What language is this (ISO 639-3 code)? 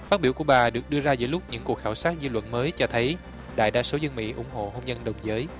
vie